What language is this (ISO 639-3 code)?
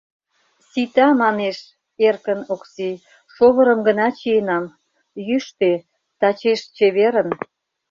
chm